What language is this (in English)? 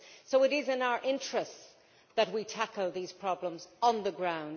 English